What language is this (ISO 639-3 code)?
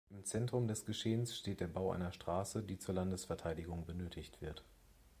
deu